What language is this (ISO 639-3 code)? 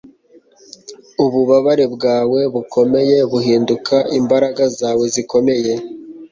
kin